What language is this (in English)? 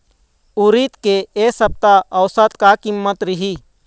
Chhattisgarhi